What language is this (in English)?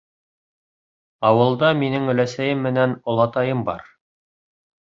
Bashkir